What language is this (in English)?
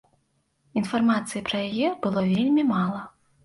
Belarusian